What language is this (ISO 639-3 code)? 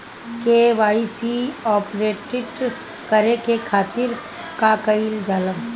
bho